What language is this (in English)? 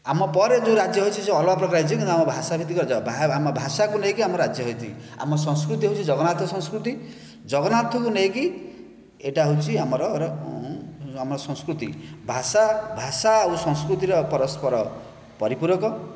Odia